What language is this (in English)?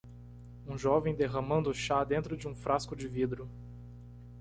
Portuguese